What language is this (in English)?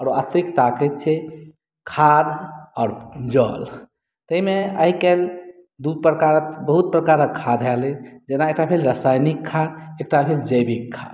Maithili